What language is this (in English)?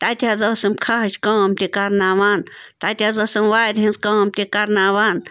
Kashmiri